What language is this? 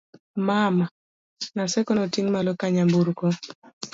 Luo (Kenya and Tanzania)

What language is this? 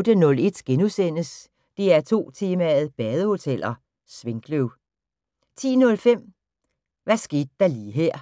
Danish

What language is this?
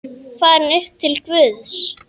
Icelandic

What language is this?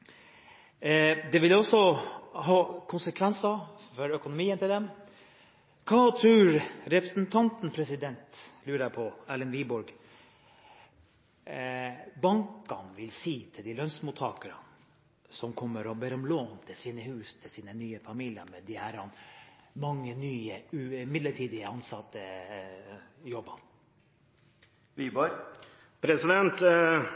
Norwegian Bokmål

